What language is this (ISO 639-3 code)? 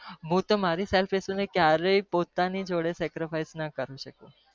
guj